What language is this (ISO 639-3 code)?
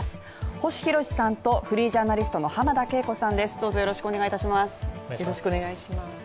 jpn